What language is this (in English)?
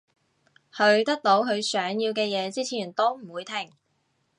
Cantonese